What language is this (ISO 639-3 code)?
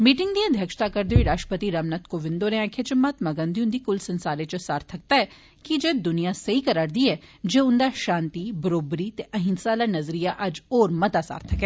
doi